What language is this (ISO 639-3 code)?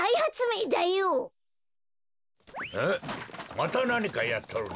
jpn